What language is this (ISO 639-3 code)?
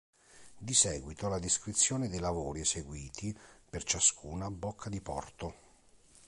ita